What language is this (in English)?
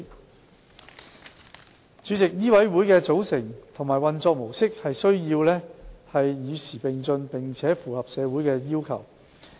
Cantonese